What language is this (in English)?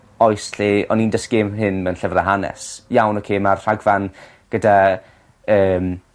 Welsh